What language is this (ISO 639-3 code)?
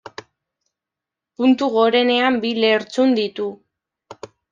eus